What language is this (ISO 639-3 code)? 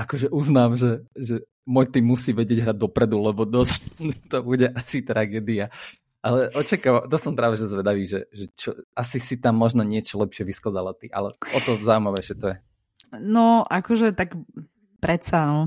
slk